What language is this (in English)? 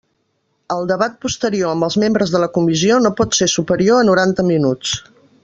Catalan